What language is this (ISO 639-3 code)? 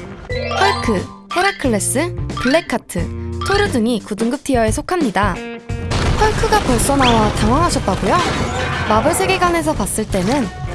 kor